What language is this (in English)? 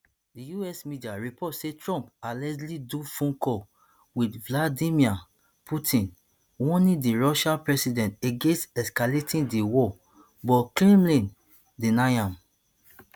Nigerian Pidgin